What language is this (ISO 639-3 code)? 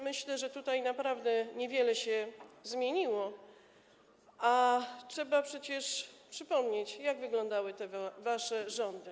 pol